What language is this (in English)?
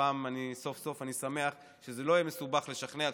Hebrew